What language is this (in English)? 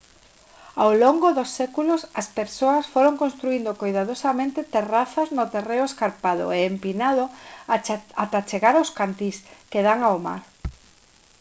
Galician